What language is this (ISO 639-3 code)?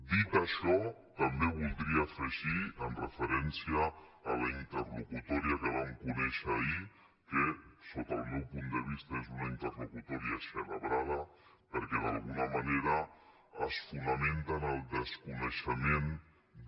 cat